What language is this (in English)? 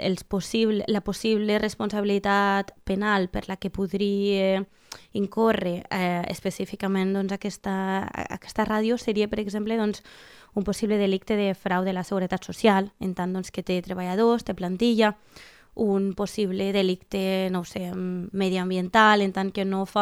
Spanish